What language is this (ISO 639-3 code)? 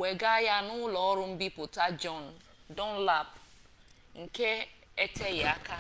ibo